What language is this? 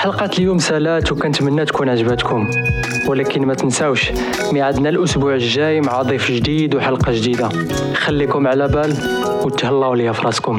Arabic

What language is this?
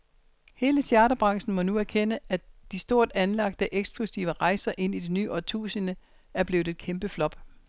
Danish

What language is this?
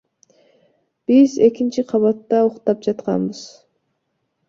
Kyrgyz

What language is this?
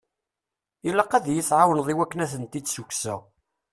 Kabyle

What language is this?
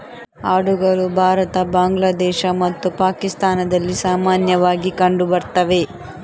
Kannada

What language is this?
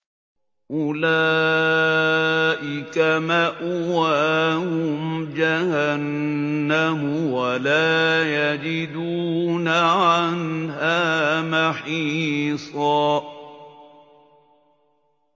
Arabic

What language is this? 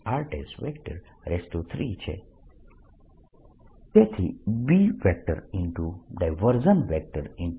Gujarati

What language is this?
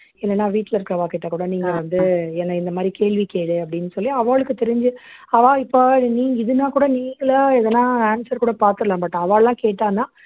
Tamil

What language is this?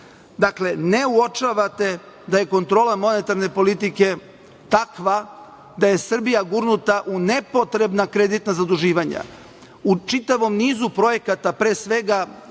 Serbian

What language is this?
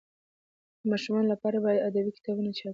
Pashto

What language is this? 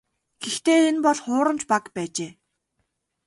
Mongolian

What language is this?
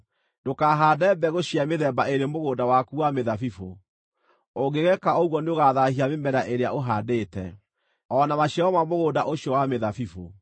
Kikuyu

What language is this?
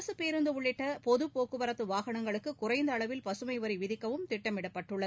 Tamil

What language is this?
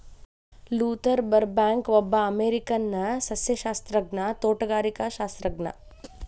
Kannada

